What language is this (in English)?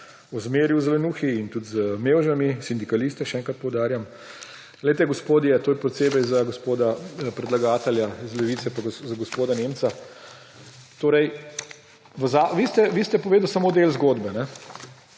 Slovenian